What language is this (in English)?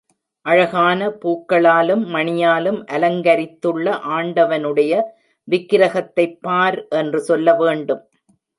Tamil